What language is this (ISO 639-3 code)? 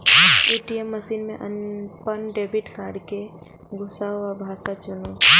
mai